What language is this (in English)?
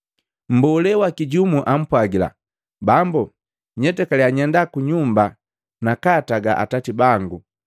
Matengo